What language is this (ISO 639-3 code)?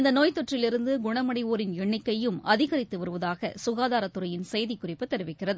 tam